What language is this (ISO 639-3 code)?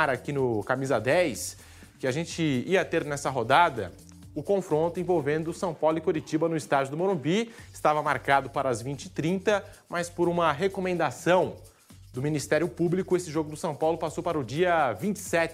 por